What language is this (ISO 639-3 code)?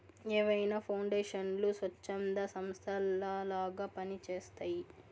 tel